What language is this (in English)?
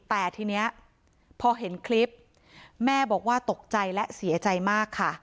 Thai